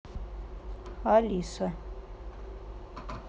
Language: Russian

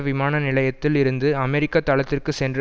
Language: Tamil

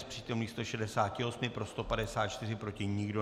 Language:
Czech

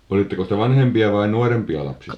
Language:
Finnish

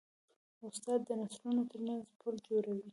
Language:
Pashto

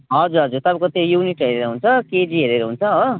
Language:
Nepali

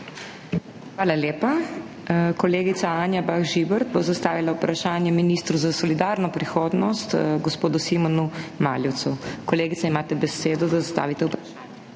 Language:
Slovenian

